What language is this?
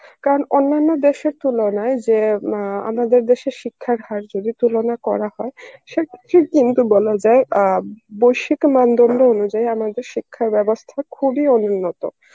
Bangla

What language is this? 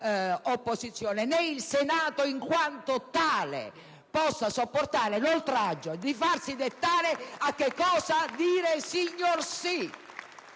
Italian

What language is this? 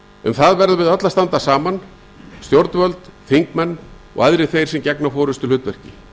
Icelandic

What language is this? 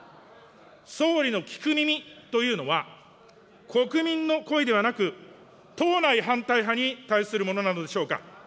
Japanese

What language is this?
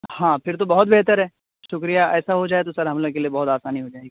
Urdu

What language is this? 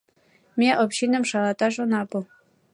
Mari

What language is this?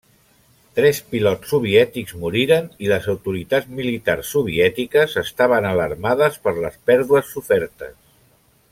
Catalan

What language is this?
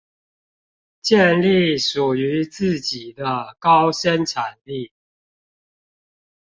Chinese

